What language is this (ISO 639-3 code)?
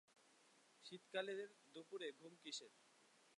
ben